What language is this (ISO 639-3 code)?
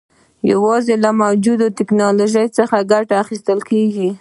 pus